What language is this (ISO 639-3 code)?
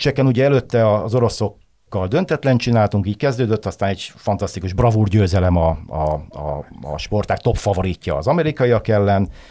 hun